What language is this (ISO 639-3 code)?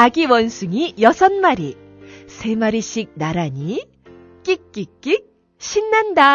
kor